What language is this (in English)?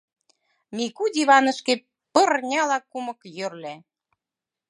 Mari